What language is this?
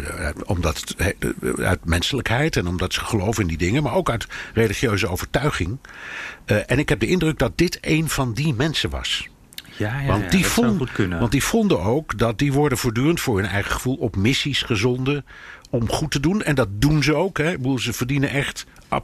Dutch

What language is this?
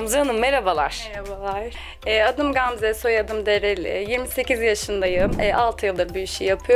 Turkish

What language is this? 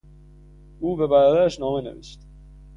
Persian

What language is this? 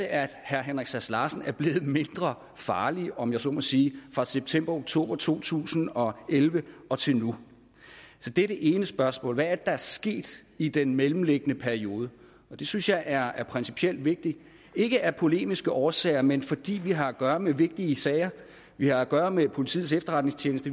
Danish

